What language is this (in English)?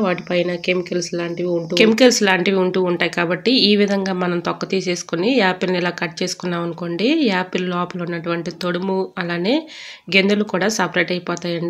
Telugu